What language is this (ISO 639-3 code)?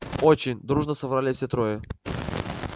rus